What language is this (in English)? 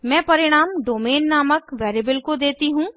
Hindi